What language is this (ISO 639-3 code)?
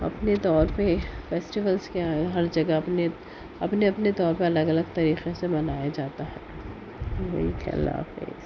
urd